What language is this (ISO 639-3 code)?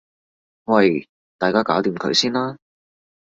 yue